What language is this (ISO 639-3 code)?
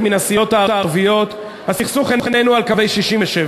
heb